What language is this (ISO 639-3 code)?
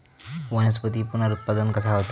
mar